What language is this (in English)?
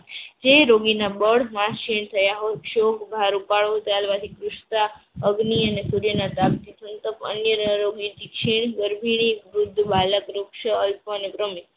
Gujarati